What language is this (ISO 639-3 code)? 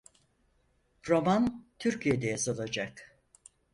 tur